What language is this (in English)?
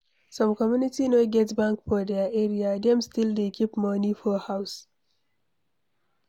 Nigerian Pidgin